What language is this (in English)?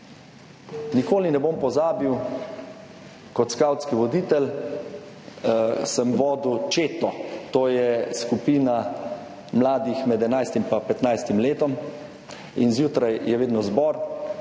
Slovenian